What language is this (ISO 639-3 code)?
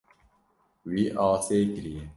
kur